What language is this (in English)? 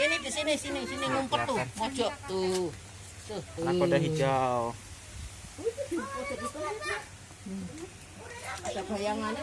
Indonesian